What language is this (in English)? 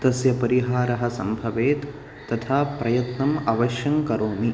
Sanskrit